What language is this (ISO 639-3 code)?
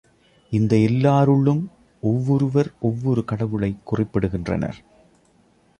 tam